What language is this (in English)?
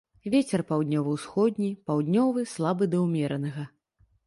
Belarusian